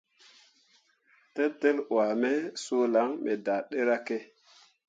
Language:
Mundang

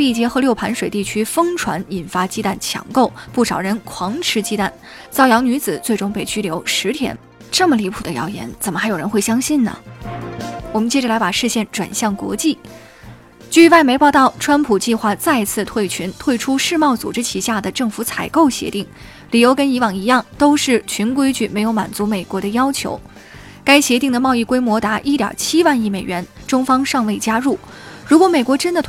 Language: Chinese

